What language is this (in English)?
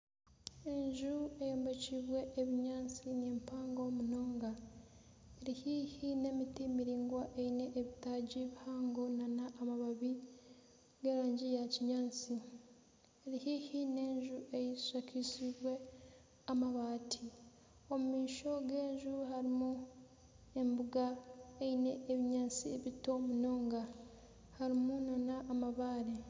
Nyankole